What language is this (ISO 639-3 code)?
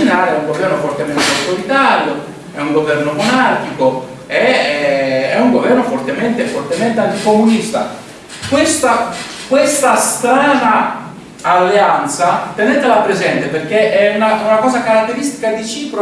ita